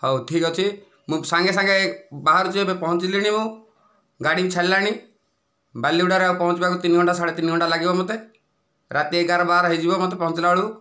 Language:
Odia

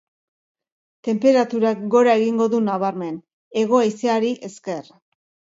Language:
Basque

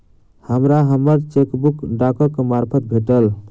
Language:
Maithili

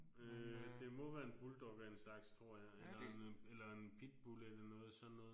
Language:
Danish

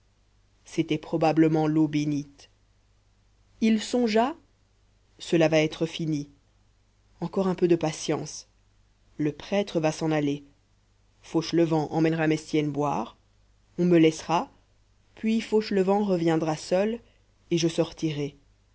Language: French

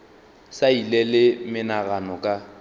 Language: Northern Sotho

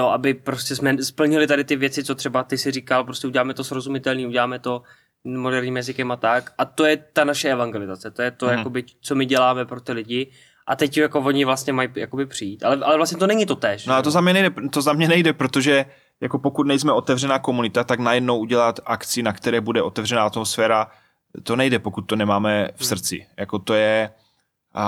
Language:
Czech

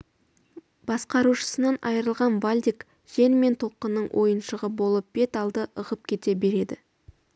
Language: Kazakh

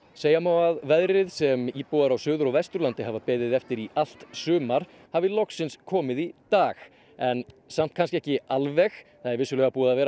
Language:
Icelandic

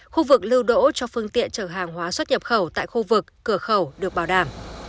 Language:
Vietnamese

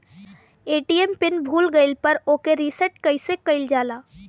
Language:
Bhojpuri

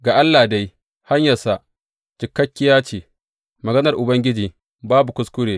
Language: Hausa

